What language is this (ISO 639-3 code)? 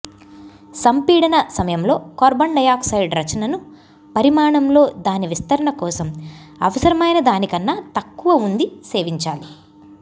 tel